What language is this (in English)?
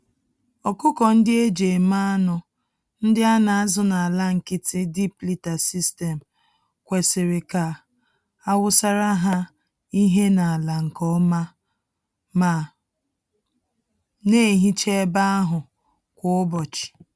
Igbo